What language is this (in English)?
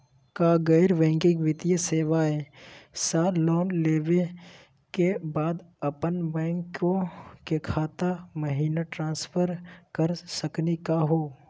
Magahi